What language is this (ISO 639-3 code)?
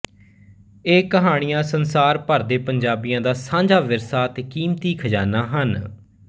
pan